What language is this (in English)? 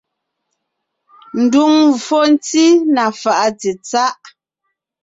Ngiemboon